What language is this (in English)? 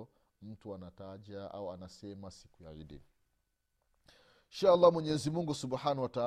Swahili